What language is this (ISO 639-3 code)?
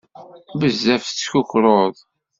kab